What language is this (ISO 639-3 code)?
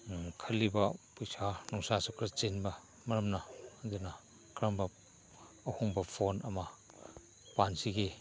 mni